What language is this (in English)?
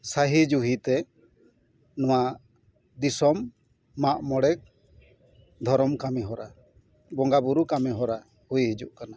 Santali